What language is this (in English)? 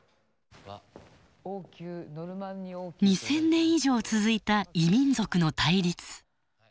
Japanese